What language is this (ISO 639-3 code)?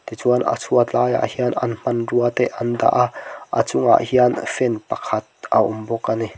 lus